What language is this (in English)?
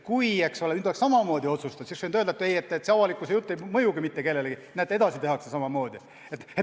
Estonian